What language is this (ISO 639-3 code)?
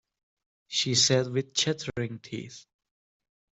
eng